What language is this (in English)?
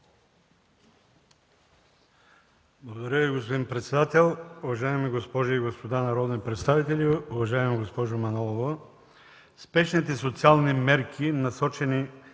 Bulgarian